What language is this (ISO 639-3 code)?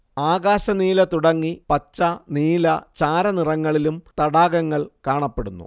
mal